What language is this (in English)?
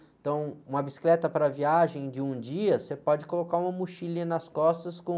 Portuguese